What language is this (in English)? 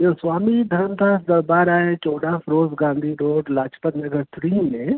Sindhi